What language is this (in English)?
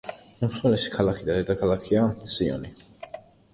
Georgian